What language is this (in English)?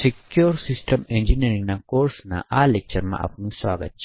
Gujarati